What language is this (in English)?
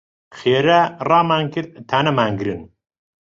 Central Kurdish